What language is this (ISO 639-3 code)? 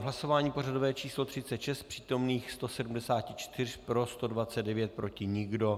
ces